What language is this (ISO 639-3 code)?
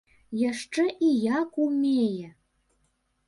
bel